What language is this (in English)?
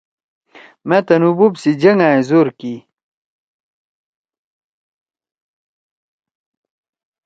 Torwali